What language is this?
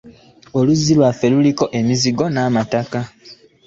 Ganda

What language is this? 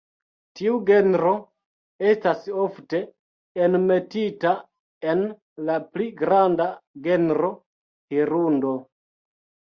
Esperanto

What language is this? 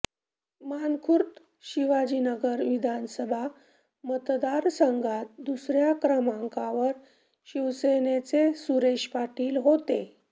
Marathi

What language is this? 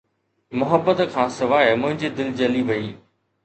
Sindhi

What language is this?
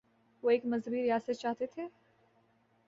Urdu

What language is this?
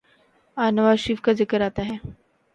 Urdu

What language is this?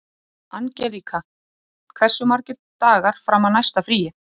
Icelandic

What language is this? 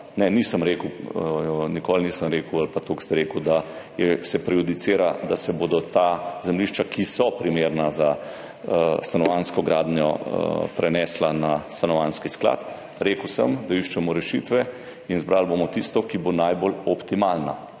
Slovenian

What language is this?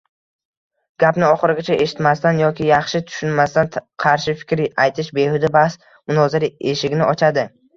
Uzbek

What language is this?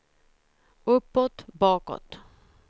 Swedish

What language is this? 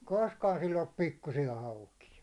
Finnish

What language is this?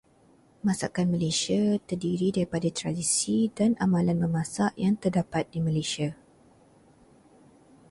Malay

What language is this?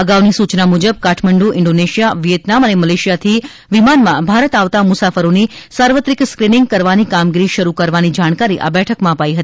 Gujarati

